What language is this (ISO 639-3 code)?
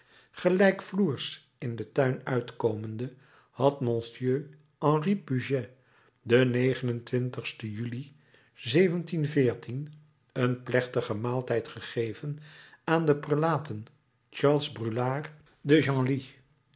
nld